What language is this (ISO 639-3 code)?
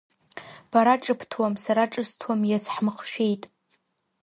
abk